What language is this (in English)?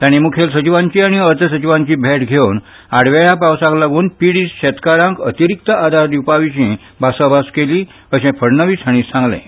Konkani